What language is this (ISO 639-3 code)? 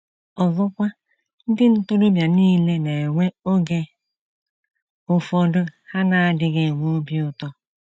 ibo